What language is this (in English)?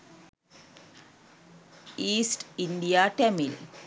Sinhala